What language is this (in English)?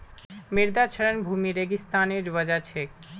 Magahi